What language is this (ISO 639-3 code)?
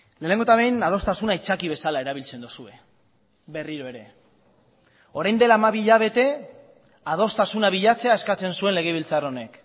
eus